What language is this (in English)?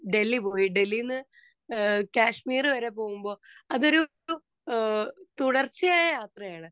Malayalam